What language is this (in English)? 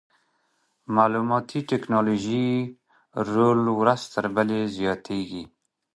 Pashto